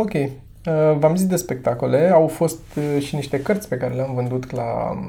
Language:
Romanian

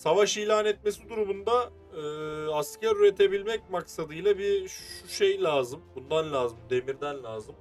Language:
Turkish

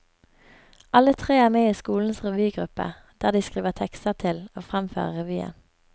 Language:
Norwegian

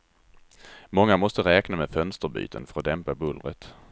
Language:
Swedish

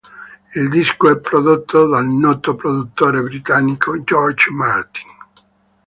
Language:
Italian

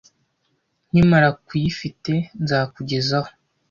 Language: Kinyarwanda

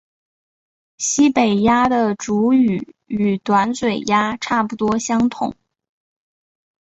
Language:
Chinese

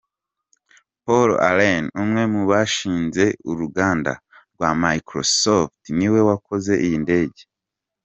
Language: Kinyarwanda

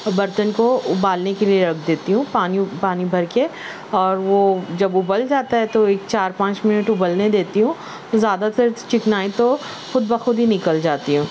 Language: Urdu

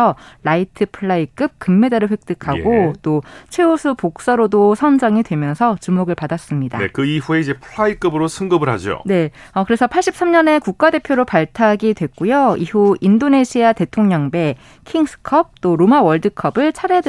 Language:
Korean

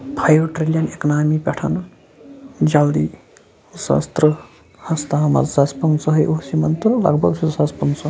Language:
Kashmiri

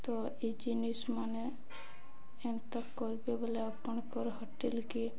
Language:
Odia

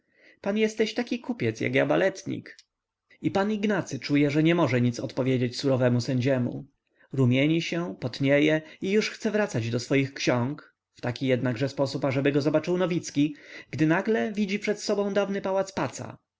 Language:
Polish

